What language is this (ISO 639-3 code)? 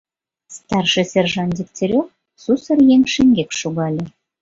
chm